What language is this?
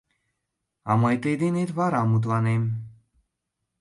Mari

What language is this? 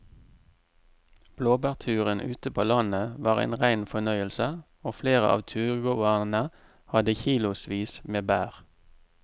Norwegian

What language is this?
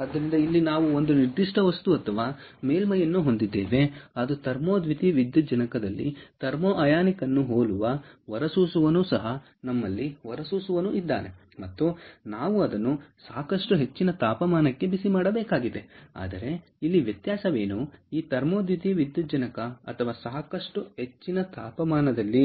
Kannada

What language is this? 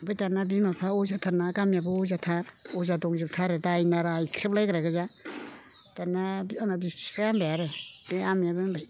Bodo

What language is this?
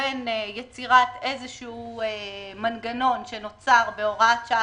Hebrew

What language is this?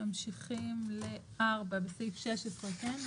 Hebrew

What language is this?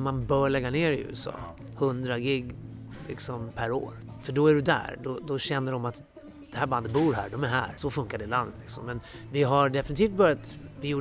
Swedish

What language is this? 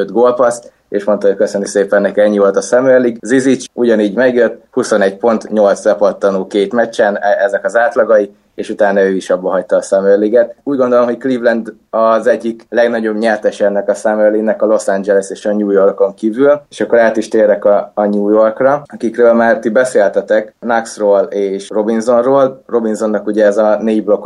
Hungarian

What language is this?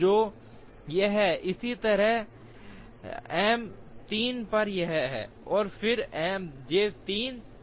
Hindi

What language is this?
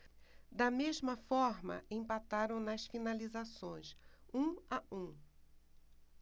Portuguese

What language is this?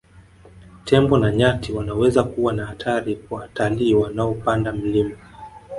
Swahili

